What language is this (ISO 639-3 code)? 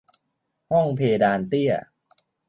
tha